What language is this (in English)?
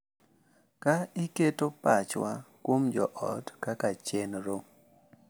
Luo (Kenya and Tanzania)